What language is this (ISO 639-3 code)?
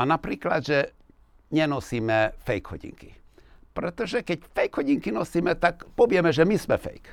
slk